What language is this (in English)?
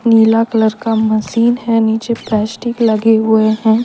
Hindi